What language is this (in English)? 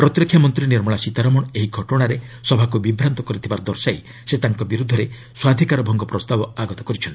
Odia